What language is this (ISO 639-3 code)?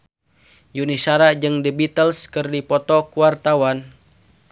sun